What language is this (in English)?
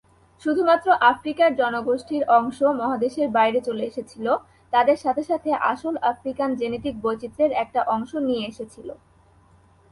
Bangla